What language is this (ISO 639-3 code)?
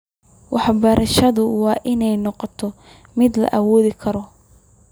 som